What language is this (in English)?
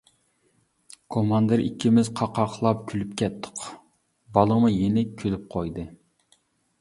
Uyghur